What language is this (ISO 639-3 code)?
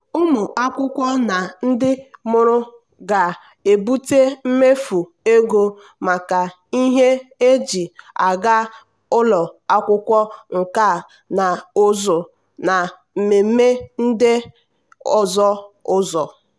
ibo